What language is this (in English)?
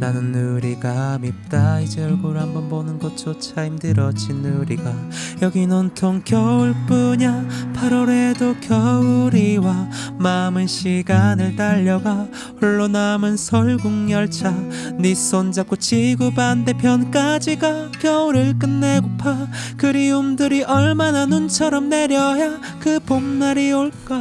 Vietnamese